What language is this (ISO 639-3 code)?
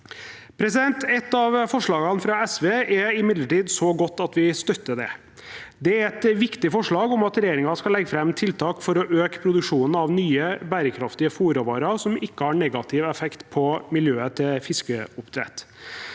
nor